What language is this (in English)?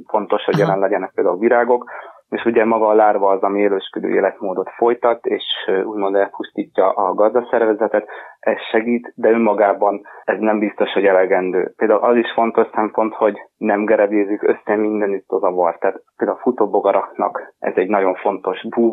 Hungarian